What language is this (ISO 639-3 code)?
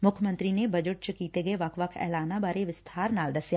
pan